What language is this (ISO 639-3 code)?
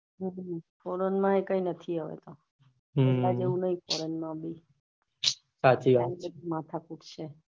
guj